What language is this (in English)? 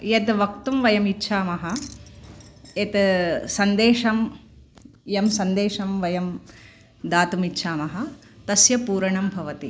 Sanskrit